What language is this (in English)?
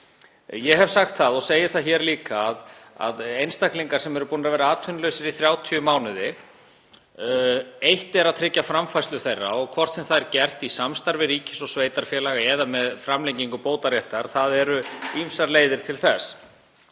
Icelandic